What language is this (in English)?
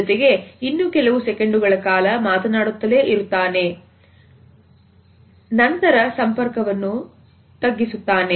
Kannada